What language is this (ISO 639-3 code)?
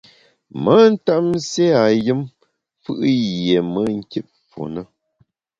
bax